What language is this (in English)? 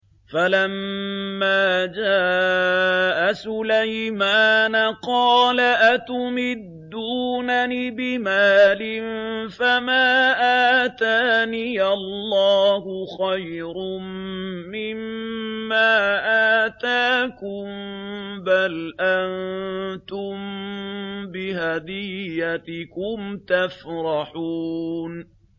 Arabic